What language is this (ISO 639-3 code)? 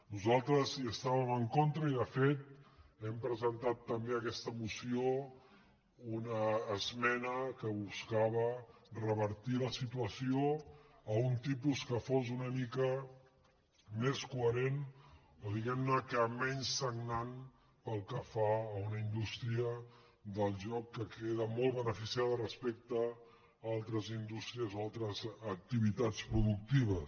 cat